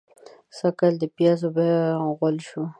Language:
Pashto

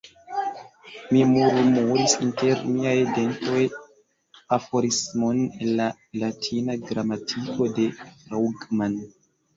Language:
Esperanto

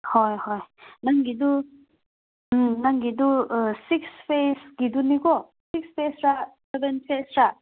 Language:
Manipuri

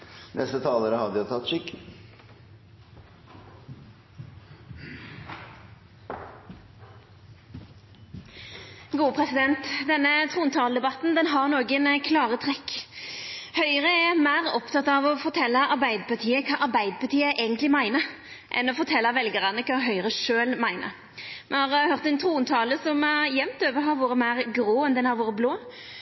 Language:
Norwegian Nynorsk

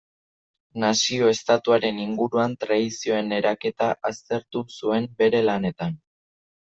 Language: Basque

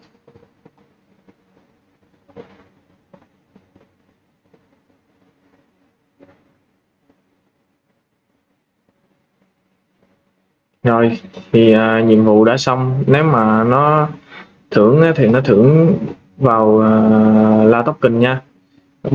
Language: Vietnamese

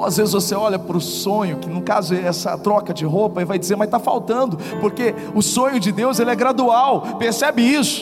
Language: Portuguese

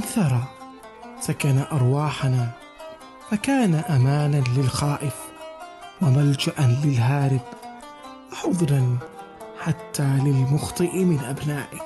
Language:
Arabic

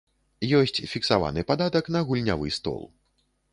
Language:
Belarusian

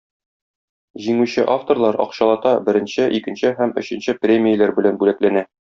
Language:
Tatar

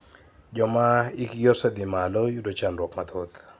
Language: Luo (Kenya and Tanzania)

